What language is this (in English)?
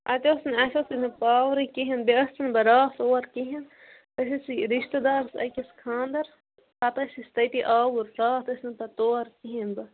Kashmiri